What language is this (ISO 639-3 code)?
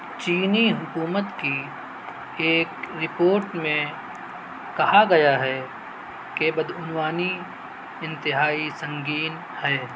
urd